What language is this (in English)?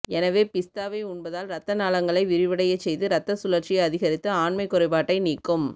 Tamil